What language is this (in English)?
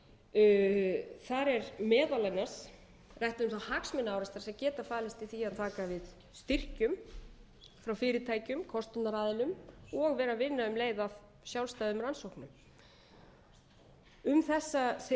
Icelandic